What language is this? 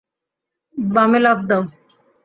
Bangla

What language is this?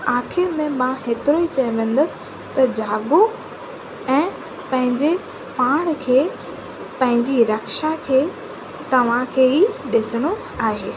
Sindhi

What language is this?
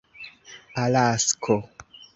Esperanto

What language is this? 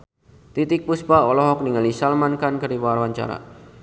Sundanese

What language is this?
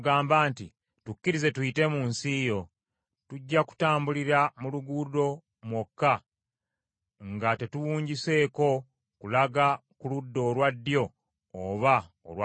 Ganda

